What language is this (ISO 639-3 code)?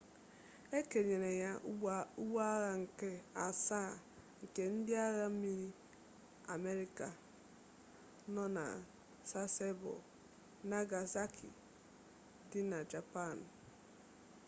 ibo